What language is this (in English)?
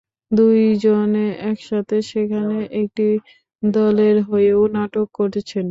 Bangla